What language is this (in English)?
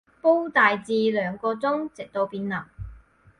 Cantonese